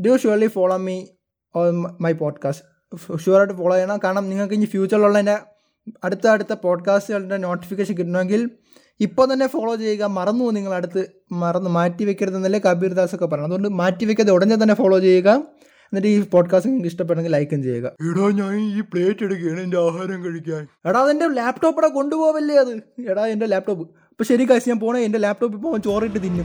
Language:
Malayalam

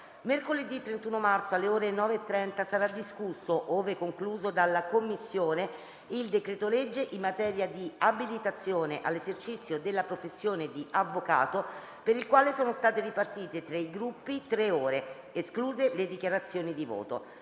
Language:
Italian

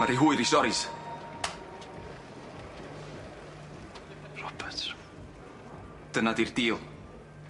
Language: Welsh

